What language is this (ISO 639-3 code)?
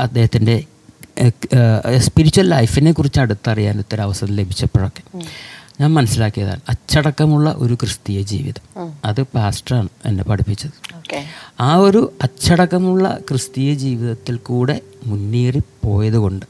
mal